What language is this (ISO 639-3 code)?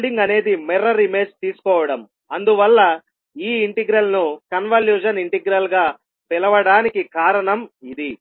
tel